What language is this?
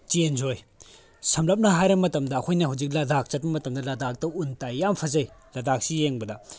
Manipuri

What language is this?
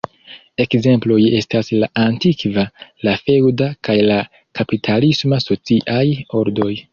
Esperanto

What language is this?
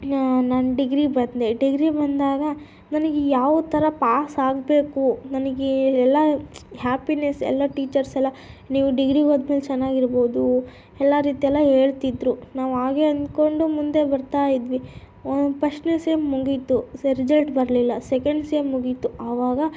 Kannada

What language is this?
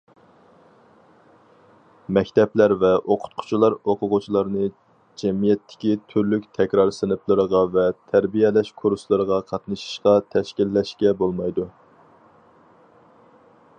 Uyghur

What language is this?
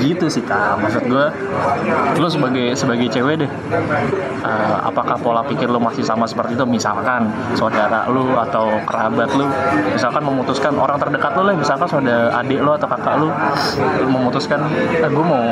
Indonesian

